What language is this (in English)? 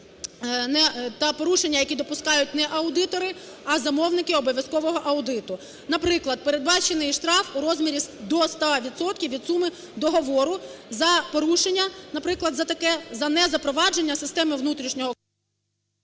Ukrainian